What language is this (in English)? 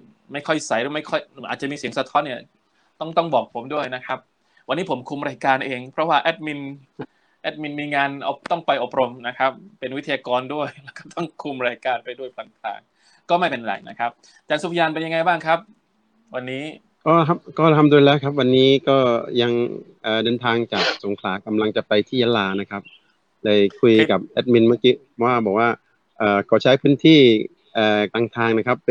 Thai